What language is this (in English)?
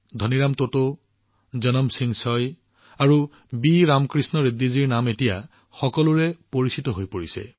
Assamese